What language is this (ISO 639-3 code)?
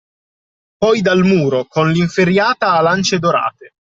ita